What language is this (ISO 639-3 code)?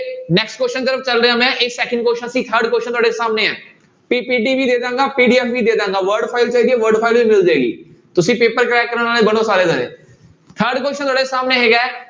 pan